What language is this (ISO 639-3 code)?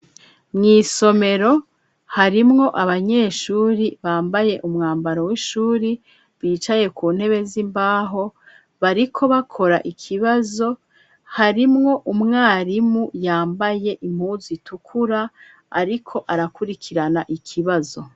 run